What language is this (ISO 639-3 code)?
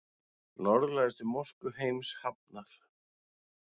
isl